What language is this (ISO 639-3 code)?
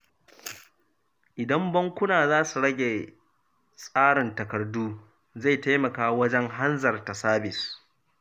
hau